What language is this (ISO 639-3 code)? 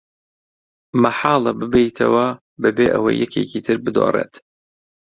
ckb